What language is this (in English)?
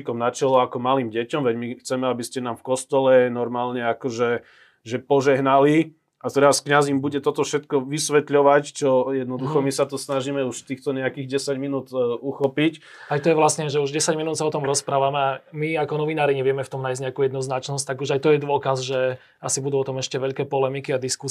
Slovak